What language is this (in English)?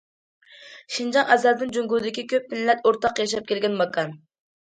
Uyghur